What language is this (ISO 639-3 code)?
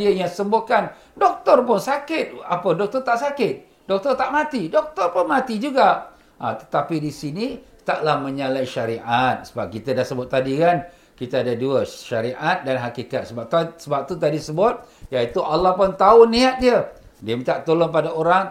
msa